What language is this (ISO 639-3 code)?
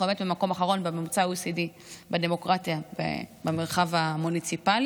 heb